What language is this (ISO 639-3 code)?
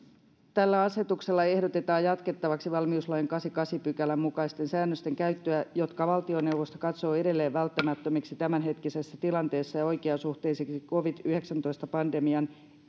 fin